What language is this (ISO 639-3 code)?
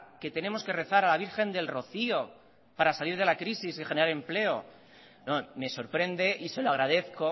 spa